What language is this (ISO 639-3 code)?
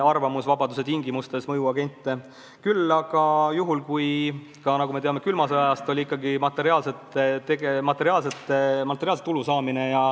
est